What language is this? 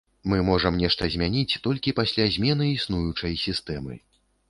Belarusian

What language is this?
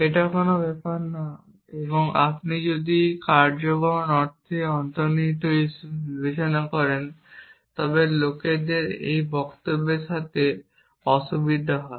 Bangla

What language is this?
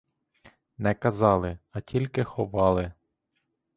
Ukrainian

